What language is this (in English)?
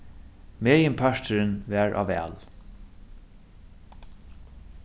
Faroese